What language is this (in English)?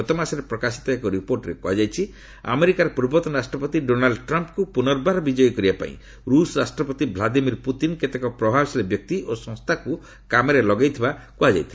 Odia